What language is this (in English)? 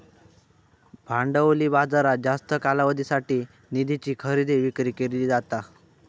Marathi